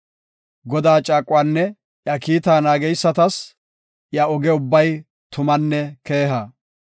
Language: Gofa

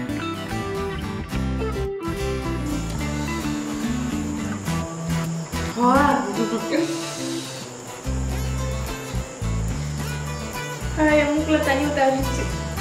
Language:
Tamil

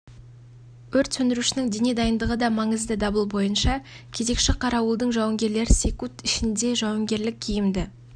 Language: Kazakh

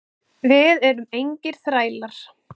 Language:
Icelandic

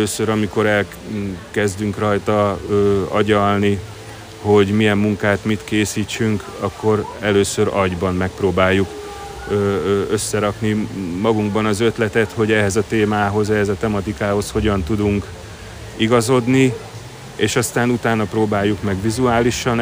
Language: Hungarian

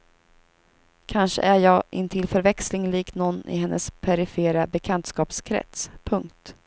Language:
Swedish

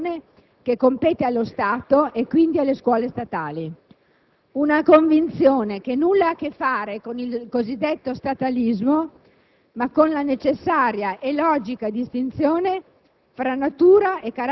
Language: Italian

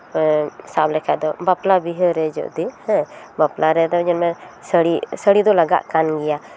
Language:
Santali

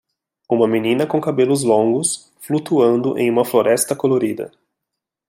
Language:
Portuguese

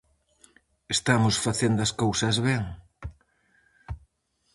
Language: Galician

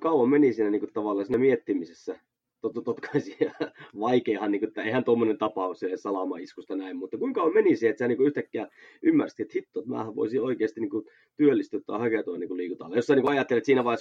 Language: Finnish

